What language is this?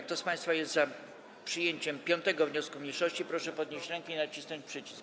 Polish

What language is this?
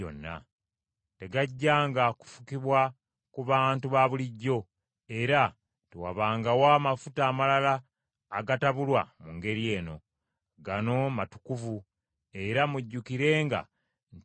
Ganda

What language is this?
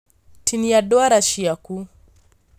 Kikuyu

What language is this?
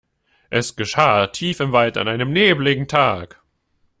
German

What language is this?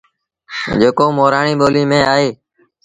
Sindhi Bhil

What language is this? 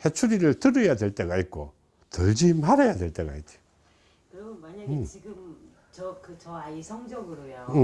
Korean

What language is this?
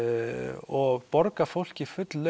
Icelandic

